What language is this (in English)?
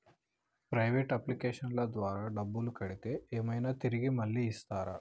Telugu